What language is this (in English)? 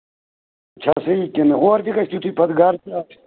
Kashmiri